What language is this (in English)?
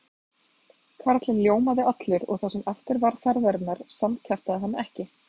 Icelandic